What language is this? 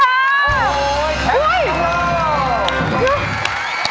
Thai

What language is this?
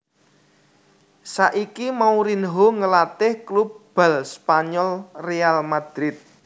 Javanese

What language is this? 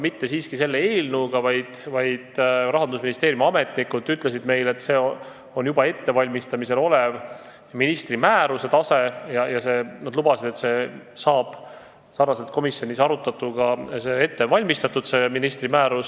Estonian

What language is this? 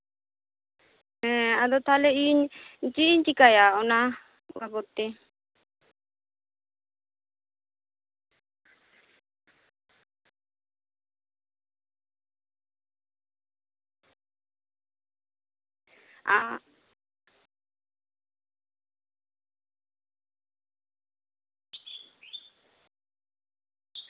Santali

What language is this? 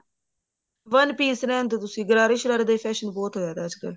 Punjabi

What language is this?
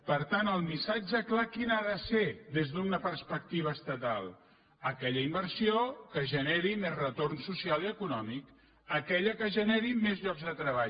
Catalan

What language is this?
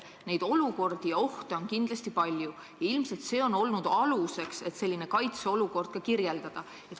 Estonian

